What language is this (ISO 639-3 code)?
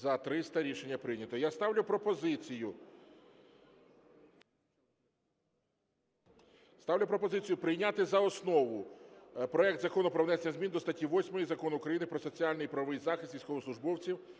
ukr